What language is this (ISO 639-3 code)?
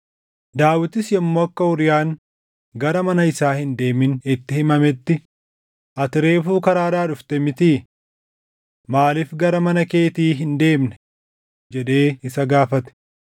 orm